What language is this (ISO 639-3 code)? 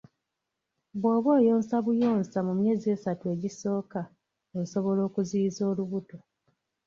lug